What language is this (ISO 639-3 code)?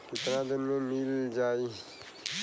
bho